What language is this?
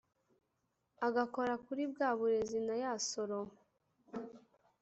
Kinyarwanda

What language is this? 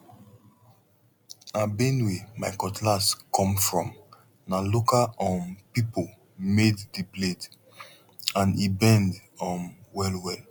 Nigerian Pidgin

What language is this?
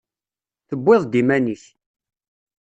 Kabyle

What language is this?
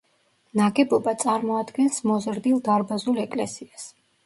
Georgian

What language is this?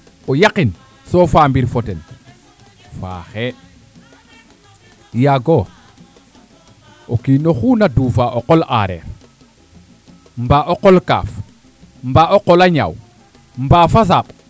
Serer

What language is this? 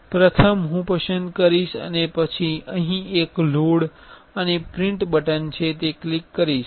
Gujarati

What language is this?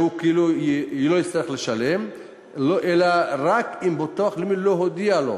Hebrew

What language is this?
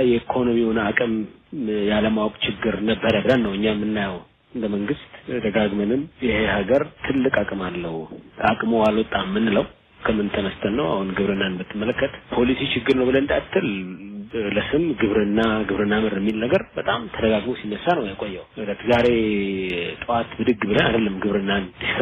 Amharic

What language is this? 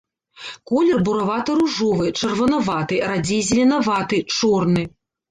Belarusian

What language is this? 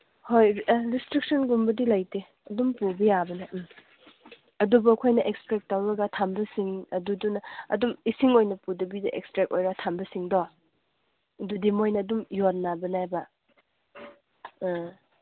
Manipuri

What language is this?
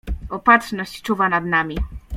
Polish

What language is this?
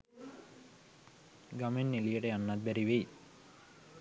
Sinhala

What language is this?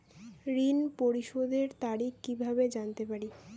Bangla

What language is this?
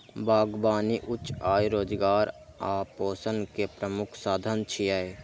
Maithili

